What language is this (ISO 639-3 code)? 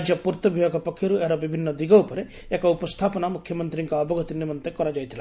ori